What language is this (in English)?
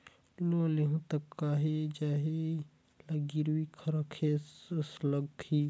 Chhattisgarhi